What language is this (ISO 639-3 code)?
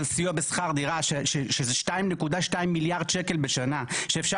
heb